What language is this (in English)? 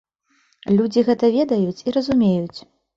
Belarusian